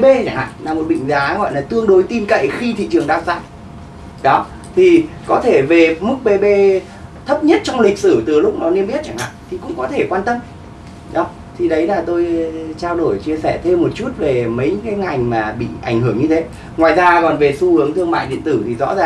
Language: Vietnamese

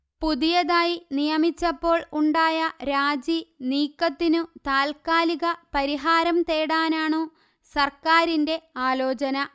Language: Malayalam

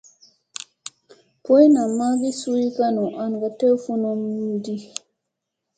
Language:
Musey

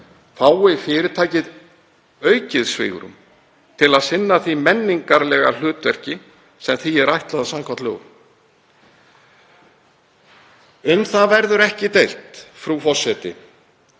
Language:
Icelandic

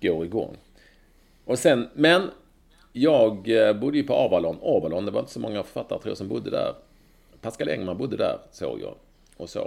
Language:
Swedish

